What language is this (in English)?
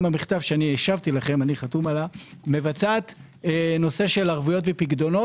Hebrew